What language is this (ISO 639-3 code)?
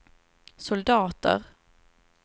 swe